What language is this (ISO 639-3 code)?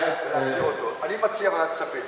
heb